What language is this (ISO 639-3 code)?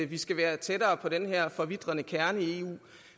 dan